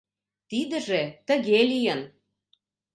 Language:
Mari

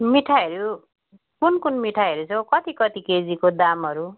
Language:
Nepali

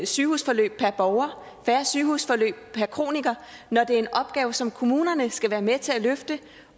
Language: Danish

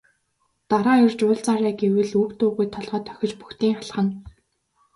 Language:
Mongolian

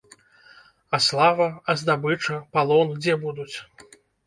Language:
Belarusian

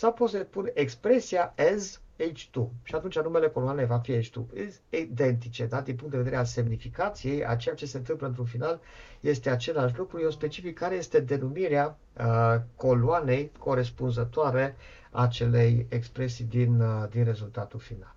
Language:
Romanian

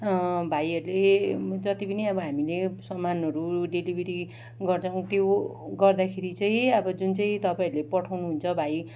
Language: Nepali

